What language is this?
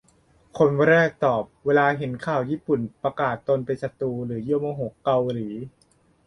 Thai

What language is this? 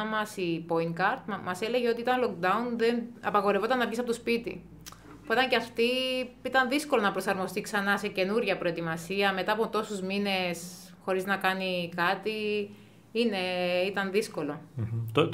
Greek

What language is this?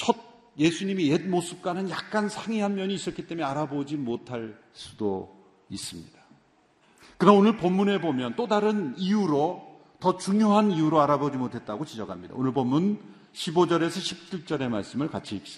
Korean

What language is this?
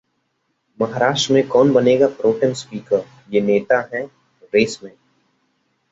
Hindi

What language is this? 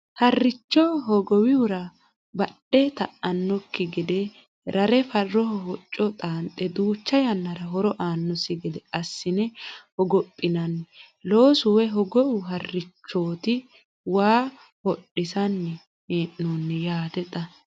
Sidamo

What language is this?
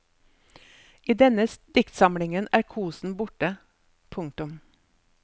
Norwegian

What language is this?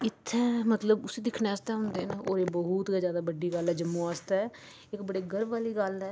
Dogri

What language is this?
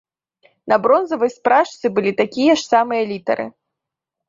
Belarusian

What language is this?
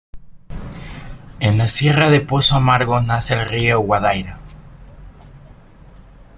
Spanish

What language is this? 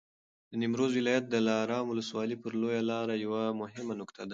Pashto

